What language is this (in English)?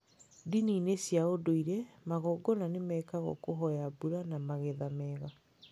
Kikuyu